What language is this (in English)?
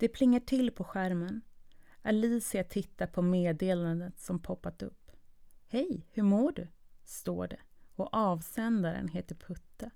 Swedish